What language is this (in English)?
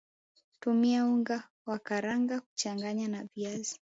Swahili